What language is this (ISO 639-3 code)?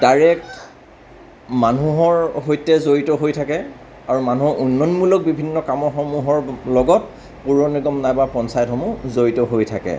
asm